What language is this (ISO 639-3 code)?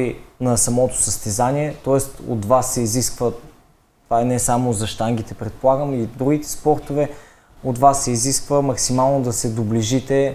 bul